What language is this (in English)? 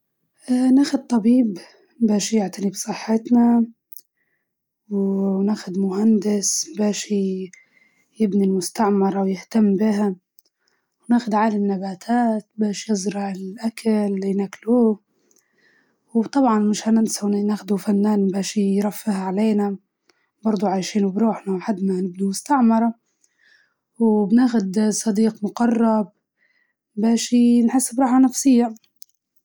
Libyan Arabic